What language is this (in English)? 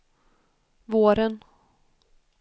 Swedish